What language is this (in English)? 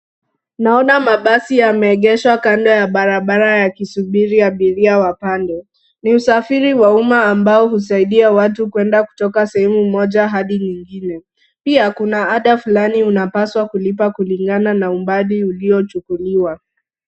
Swahili